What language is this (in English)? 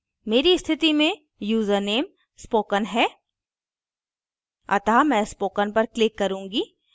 Hindi